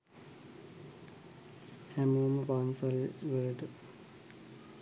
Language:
Sinhala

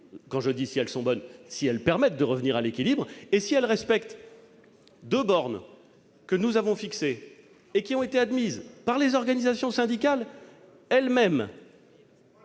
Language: French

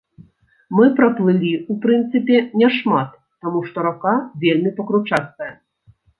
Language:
Belarusian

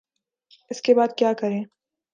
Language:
Urdu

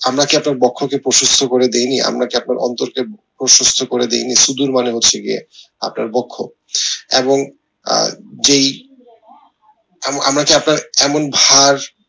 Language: Bangla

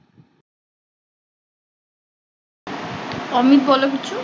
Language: Bangla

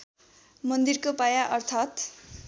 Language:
Nepali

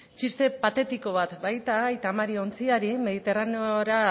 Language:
Basque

